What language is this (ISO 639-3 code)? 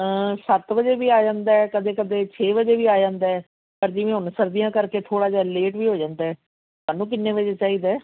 pan